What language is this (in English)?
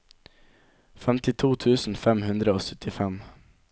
Norwegian